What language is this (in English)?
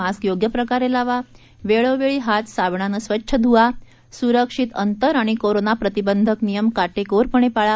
Marathi